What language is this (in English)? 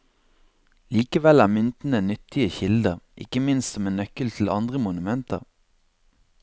Norwegian